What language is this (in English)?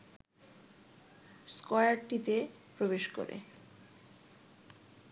Bangla